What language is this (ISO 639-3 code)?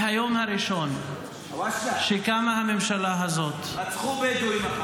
heb